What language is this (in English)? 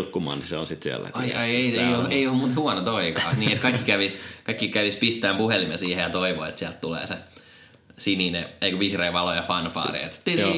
Finnish